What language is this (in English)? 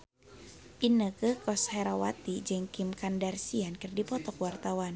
Sundanese